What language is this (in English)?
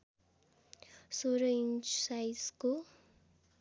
Nepali